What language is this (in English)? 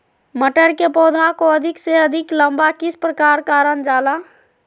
Magahi